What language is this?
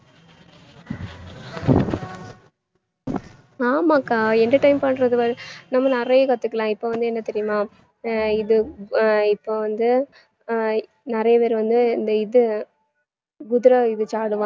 Tamil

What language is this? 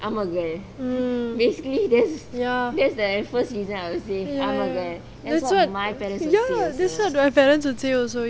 English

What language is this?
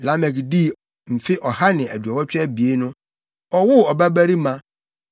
Akan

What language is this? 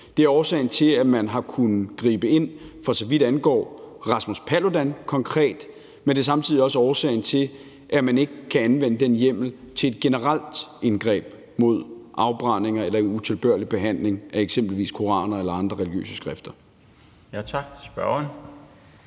Danish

